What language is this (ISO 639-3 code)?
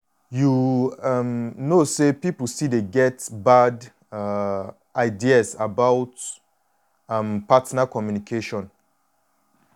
pcm